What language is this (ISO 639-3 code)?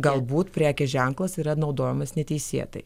lit